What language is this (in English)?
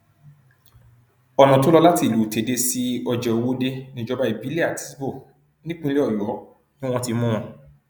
Yoruba